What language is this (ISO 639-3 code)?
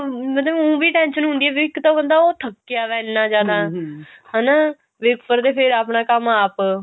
pan